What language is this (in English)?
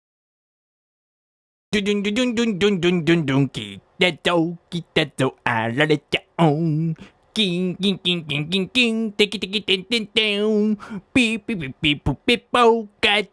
Japanese